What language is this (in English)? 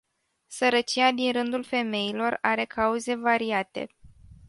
Romanian